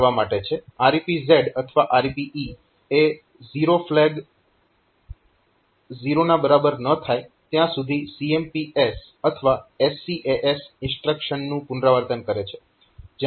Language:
Gujarati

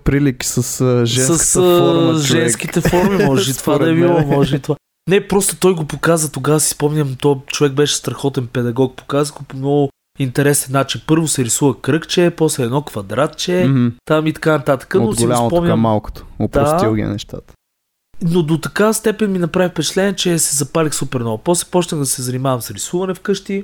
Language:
Bulgarian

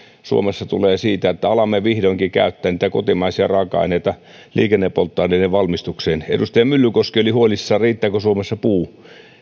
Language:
Finnish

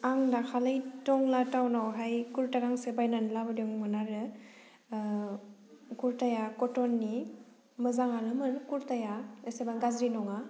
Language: Bodo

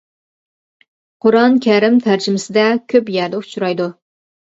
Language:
Uyghur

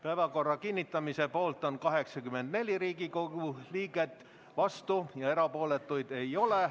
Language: Estonian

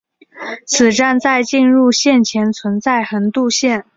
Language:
Chinese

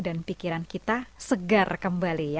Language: Indonesian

